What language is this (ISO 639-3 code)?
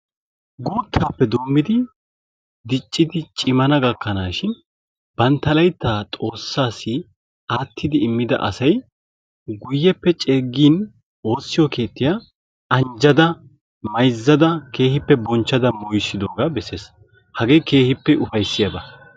wal